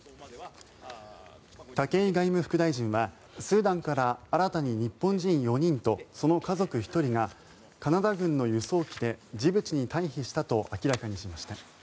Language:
Japanese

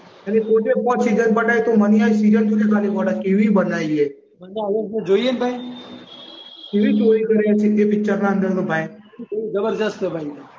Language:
Gujarati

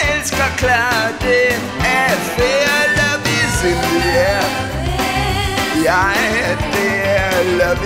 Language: Danish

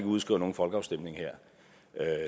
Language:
Danish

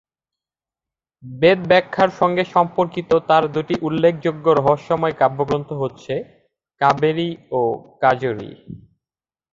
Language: Bangla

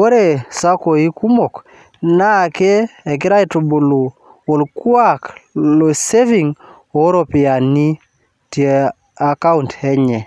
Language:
Masai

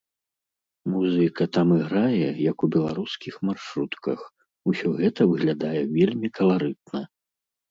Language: Belarusian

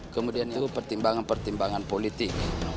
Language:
Indonesian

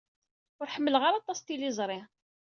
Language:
Kabyle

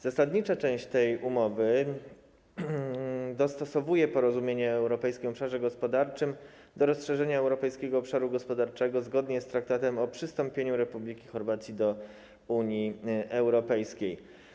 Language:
Polish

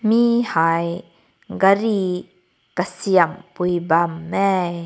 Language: Rongmei Naga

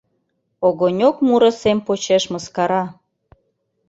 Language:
Mari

